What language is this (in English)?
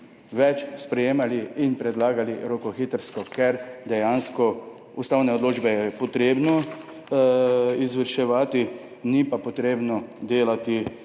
Slovenian